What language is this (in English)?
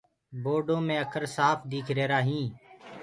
Gurgula